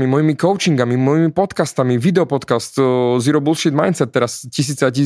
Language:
Slovak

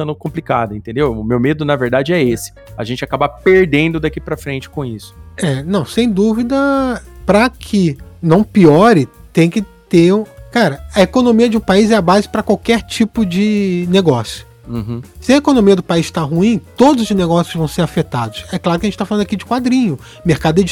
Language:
Portuguese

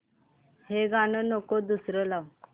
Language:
Marathi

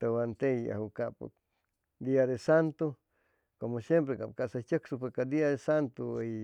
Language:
Chimalapa Zoque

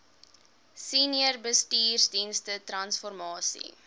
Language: Afrikaans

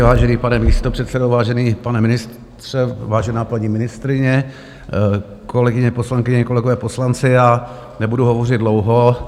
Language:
Czech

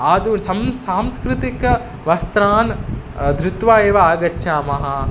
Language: Sanskrit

